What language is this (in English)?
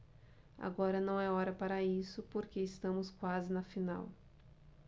Portuguese